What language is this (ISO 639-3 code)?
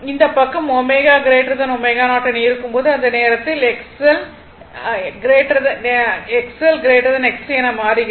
tam